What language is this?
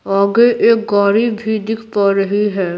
Hindi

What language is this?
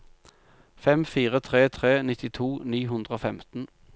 Norwegian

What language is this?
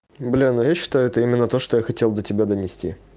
Russian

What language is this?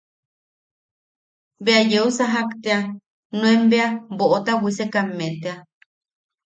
Yaqui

